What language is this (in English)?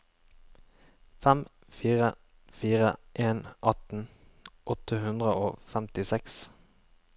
Norwegian